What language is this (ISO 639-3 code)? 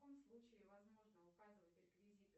rus